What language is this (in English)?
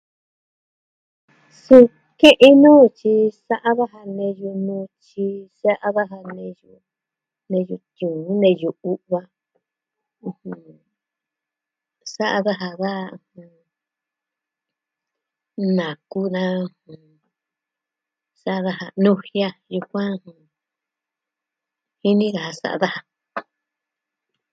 Southwestern Tlaxiaco Mixtec